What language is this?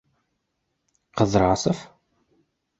Bashkir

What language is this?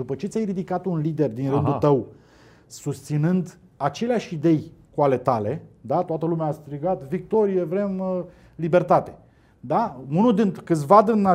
Romanian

